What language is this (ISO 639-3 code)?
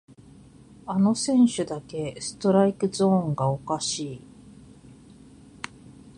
jpn